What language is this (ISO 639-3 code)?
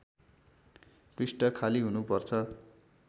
nep